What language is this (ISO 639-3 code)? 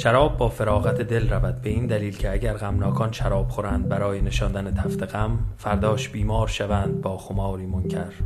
fas